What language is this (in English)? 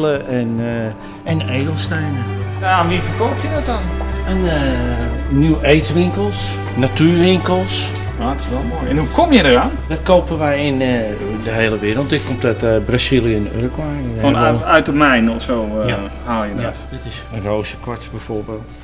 Dutch